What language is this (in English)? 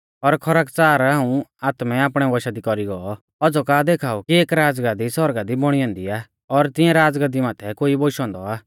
Mahasu Pahari